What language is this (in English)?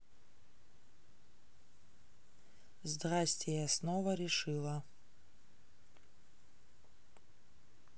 Russian